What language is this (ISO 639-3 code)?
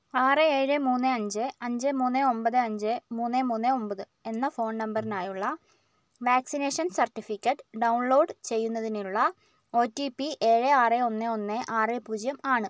mal